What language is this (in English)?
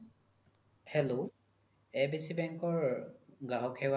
Assamese